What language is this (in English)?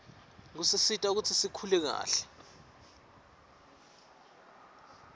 Swati